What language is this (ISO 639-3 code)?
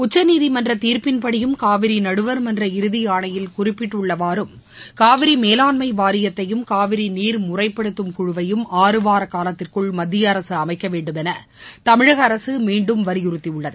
tam